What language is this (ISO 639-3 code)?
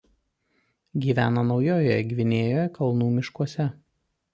lit